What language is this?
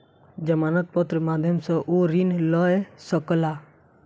Maithili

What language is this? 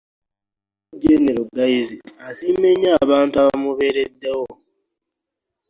Ganda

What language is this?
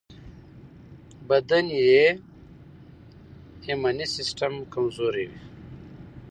Pashto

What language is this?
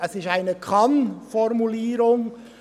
Swiss German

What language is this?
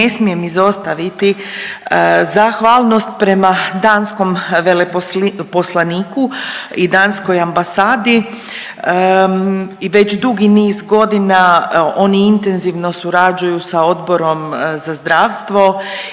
Croatian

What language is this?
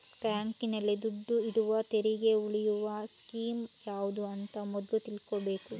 Kannada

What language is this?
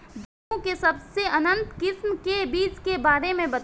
Bhojpuri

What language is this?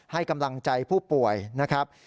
Thai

